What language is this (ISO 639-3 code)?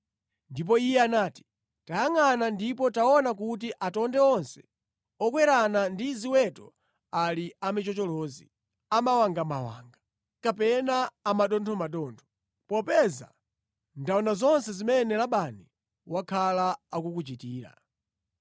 nya